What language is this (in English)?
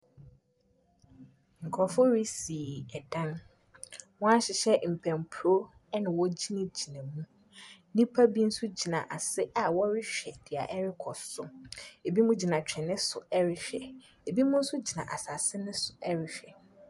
Akan